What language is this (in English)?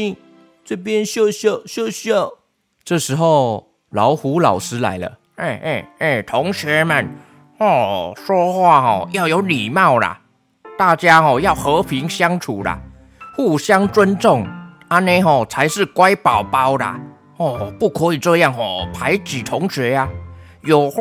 Chinese